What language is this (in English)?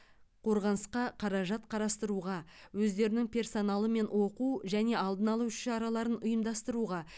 Kazakh